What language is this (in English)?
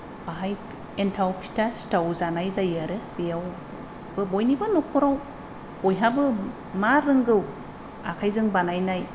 Bodo